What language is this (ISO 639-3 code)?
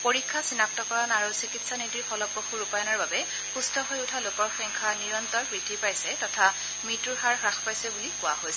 asm